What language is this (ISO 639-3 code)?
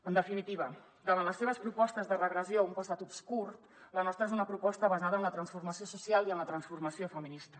cat